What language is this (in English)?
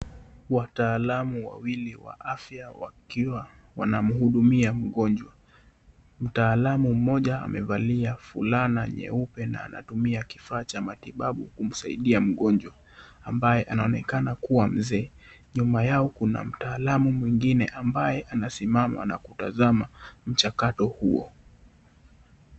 Swahili